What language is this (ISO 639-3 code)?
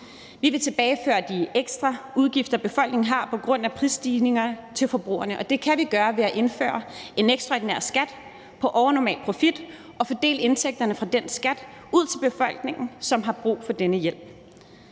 dan